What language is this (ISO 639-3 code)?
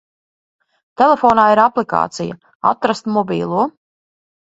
lav